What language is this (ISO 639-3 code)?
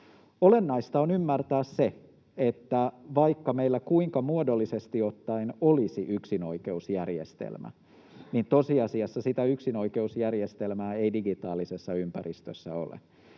fin